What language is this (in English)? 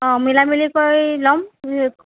Assamese